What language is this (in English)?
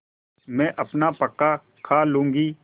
Hindi